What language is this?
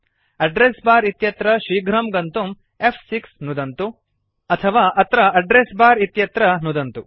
Sanskrit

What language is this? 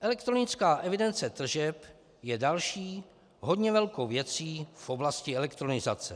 Czech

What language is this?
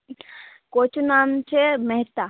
Gujarati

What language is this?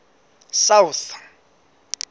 Southern Sotho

